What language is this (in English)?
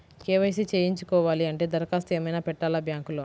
Telugu